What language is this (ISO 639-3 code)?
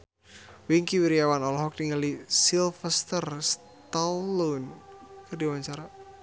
sun